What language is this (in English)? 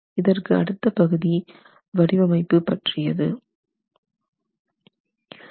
Tamil